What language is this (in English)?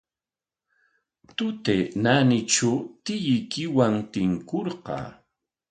Corongo Ancash Quechua